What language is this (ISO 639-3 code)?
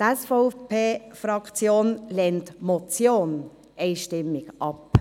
gsw